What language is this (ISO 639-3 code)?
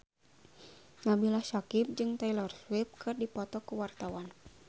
sun